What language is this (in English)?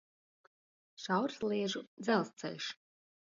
Latvian